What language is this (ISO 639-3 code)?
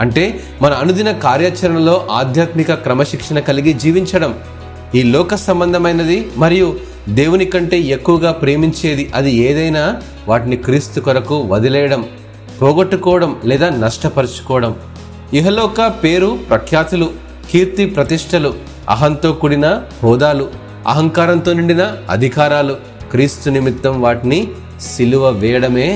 tel